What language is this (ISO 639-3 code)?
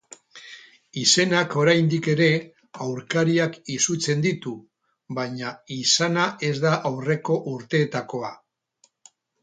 eus